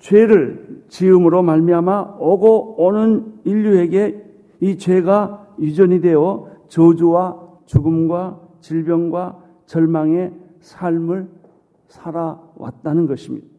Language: Korean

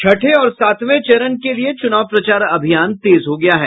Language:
Hindi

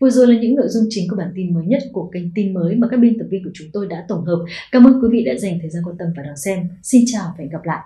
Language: Vietnamese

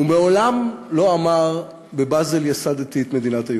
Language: Hebrew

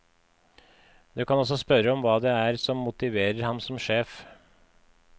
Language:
Norwegian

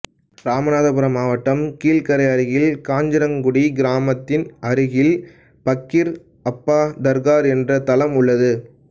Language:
Tamil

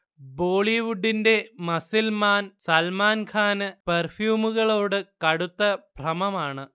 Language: Malayalam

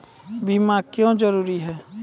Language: Maithili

